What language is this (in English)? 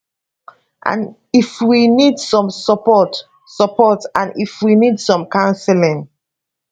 Nigerian Pidgin